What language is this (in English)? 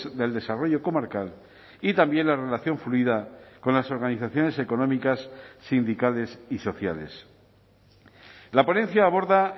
Spanish